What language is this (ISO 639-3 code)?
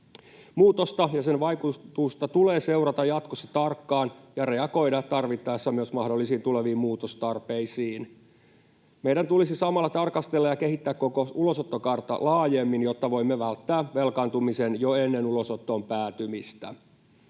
fin